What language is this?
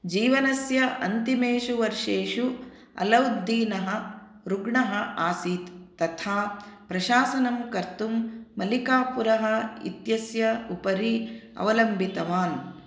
Sanskrit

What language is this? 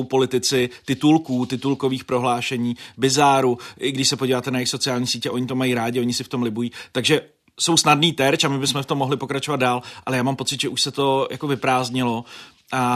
Czech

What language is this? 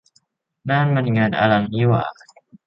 Thai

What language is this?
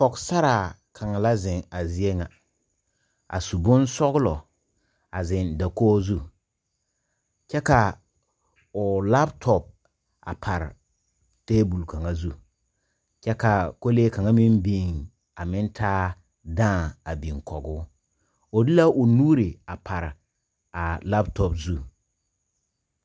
Southern Dagaare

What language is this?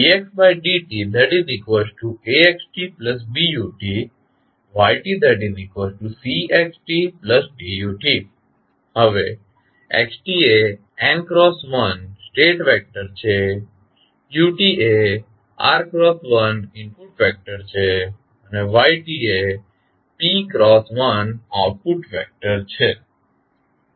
Gujarati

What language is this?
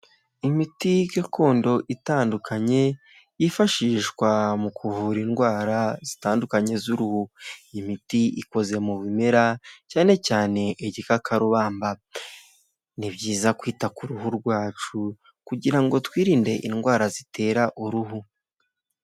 Kinyarwanda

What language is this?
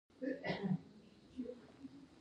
Pashto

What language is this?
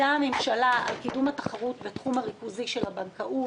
Hebrew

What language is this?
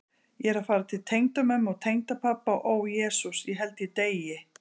Icelandic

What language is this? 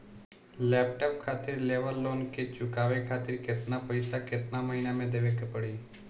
Bhojpuri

